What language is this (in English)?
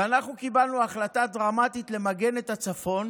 Hebrew